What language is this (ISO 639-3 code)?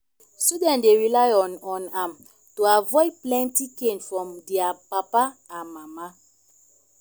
pcm